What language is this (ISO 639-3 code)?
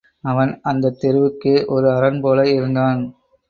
tam